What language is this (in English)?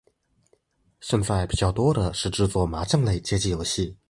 Chinese